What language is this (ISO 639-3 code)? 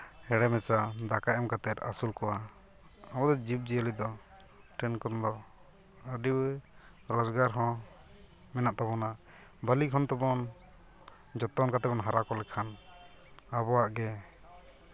sat